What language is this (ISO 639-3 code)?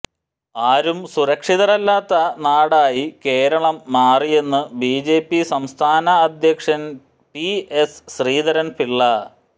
mal